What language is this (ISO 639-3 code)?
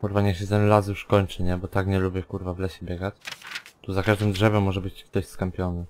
pol